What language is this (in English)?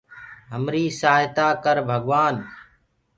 Gurgula